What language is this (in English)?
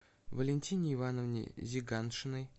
Russian